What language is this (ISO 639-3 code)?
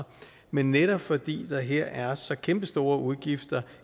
dan